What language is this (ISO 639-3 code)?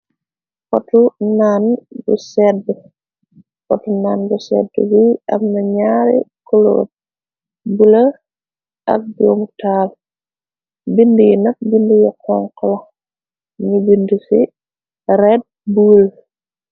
wol